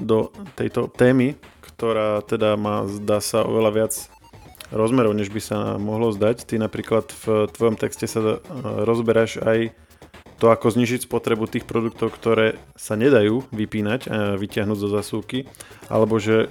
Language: Slovak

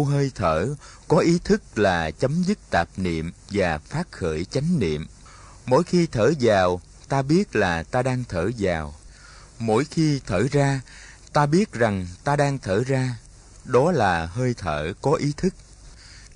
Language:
Vietnamese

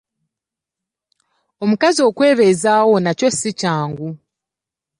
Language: Ganda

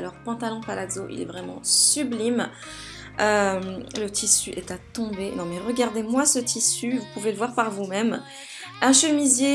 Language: French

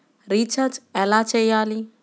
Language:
Telugu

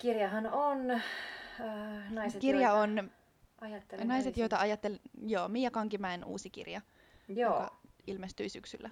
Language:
Finnish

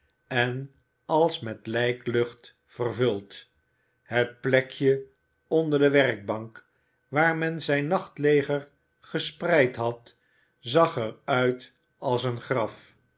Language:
Dutch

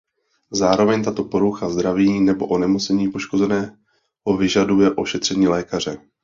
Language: Czech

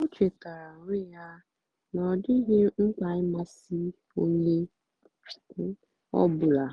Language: Igbo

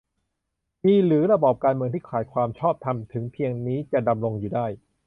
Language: Thai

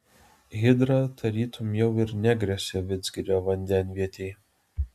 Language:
Lithuanian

